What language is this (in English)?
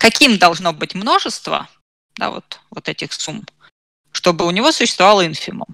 Russian